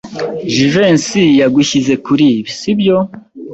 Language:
Kinyarwanda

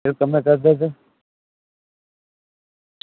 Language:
Dogri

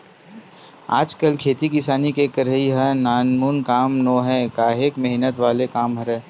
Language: Chhattisgarhi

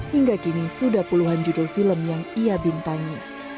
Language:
Indonesian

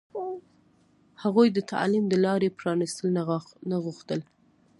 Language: Pashto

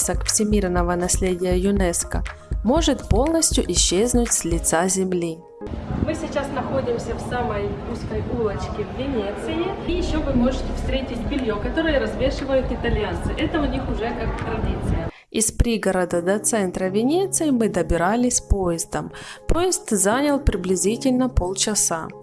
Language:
Russian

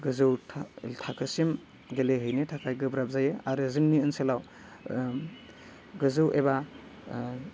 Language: Bodo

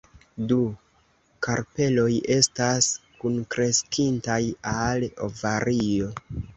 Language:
Esperanto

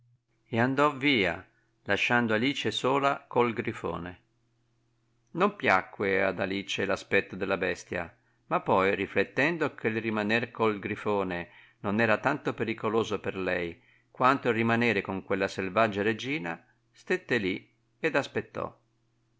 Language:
Italian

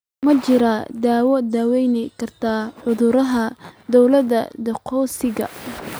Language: Somali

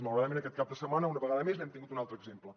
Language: Catalan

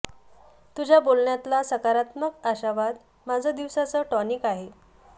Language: Marathi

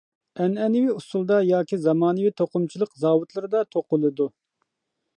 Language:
Uyghur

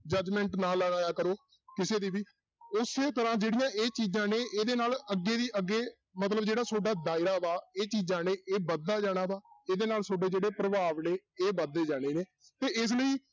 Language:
Punjabi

